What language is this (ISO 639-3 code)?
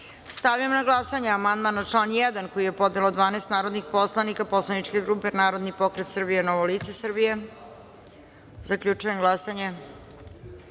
srp